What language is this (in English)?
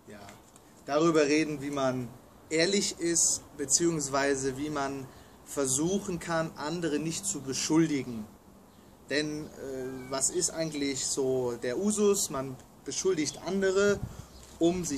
German